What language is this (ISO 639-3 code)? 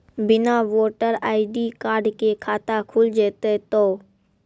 mai